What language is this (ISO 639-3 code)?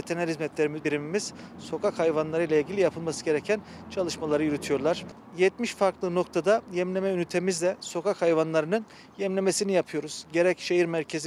tur